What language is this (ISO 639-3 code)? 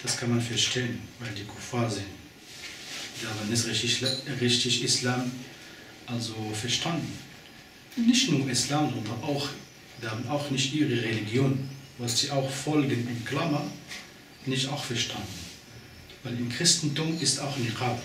deu